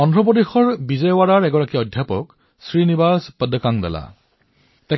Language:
Assamese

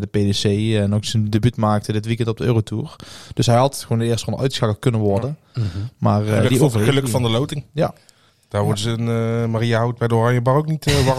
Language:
Dutch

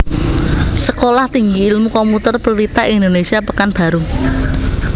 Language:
Javanese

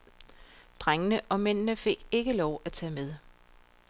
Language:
Danish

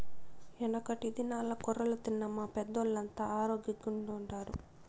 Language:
Telugu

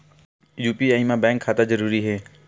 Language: Chhattisgarhi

